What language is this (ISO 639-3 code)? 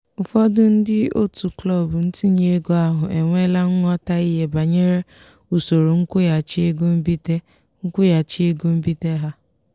ibo